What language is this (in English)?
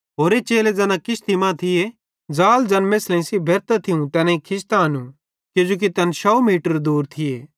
Bhadrawahi